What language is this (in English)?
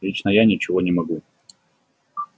Russian